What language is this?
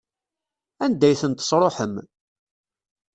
Kabyle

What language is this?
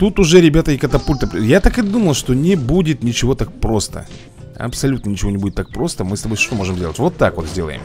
Russian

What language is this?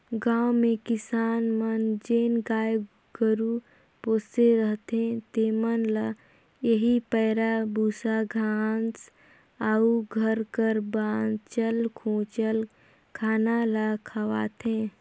Chhattisgarhi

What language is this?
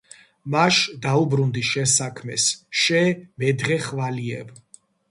Georgian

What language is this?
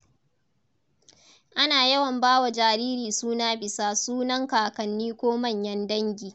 Hausa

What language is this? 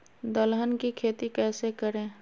Magahi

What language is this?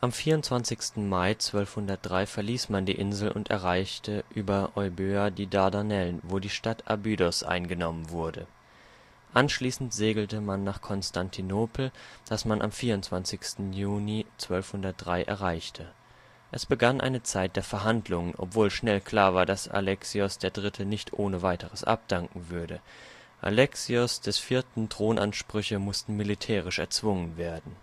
German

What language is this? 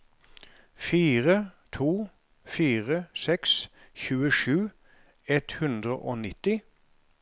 Norwegian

